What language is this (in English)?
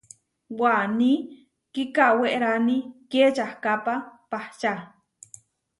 Huarijio